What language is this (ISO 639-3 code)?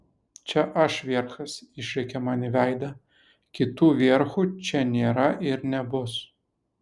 lit